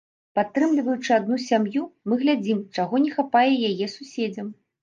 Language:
Belarusian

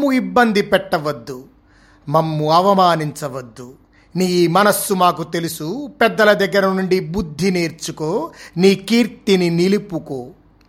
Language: Telugu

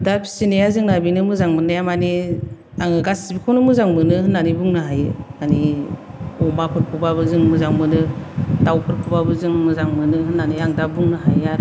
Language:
Bodo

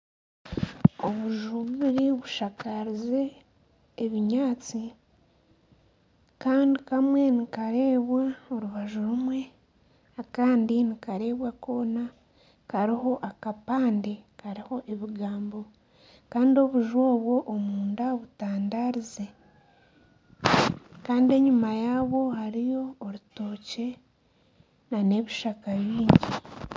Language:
Nyankole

